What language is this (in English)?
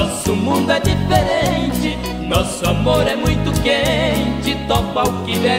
Portuguese